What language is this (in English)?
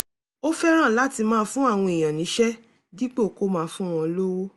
Yoruba